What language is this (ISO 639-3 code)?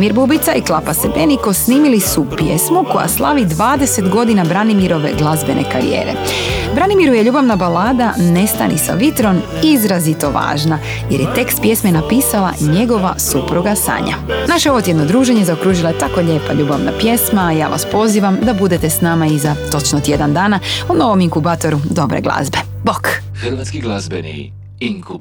hrv